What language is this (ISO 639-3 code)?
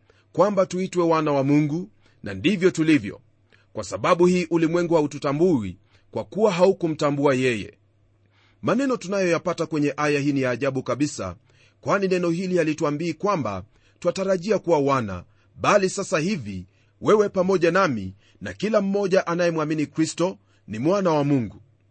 swa